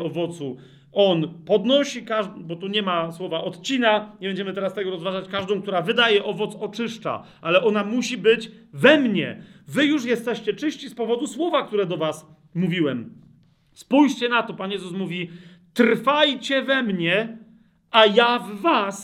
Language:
Polish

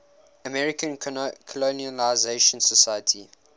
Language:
English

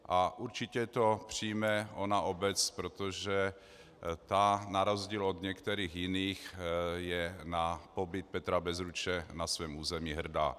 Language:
Czech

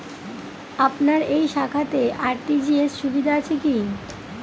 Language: Bangla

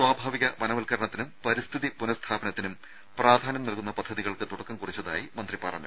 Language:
Malayalam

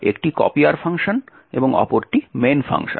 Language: Bangla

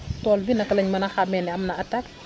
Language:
Wolof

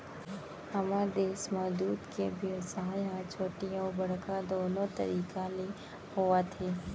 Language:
Chhattisgarhi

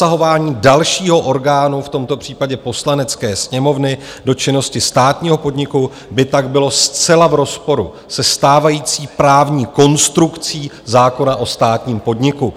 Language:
Czech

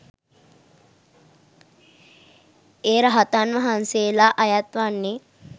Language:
Sinhala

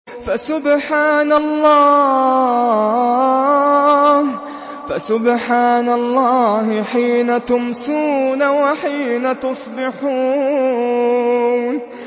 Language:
Arabic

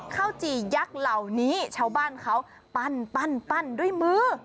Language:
Thai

